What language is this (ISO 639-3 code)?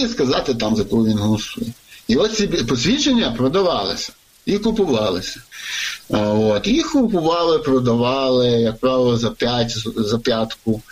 ukr